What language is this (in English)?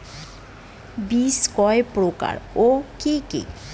Bangla